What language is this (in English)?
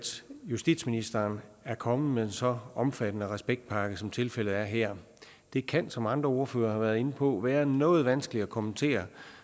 Danish